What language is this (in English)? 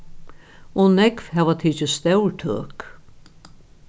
Faroese